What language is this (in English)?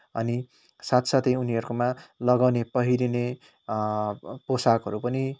Nepali